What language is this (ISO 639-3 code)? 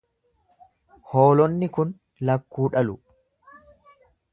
orm